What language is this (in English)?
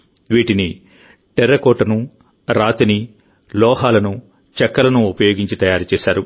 Telugu